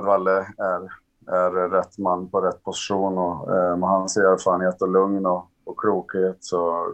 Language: Swedish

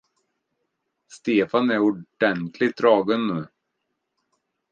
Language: Swedish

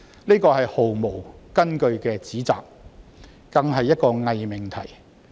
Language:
Cantonese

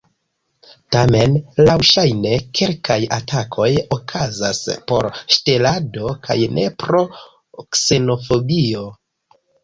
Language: Esperanto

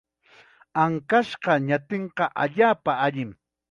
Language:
Chiquián Ancash Quechua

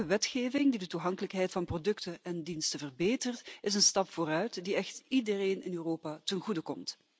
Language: Dutch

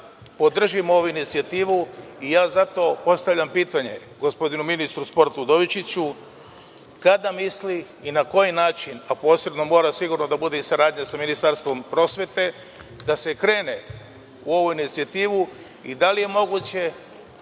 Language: Serbian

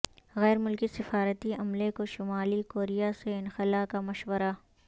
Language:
Urdu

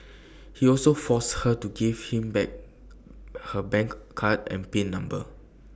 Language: English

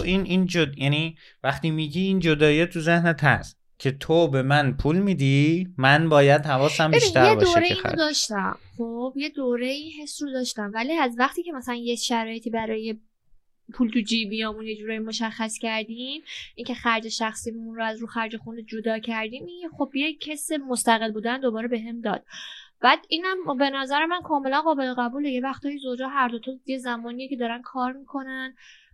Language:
Persian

